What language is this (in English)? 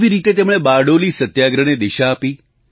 Gujarati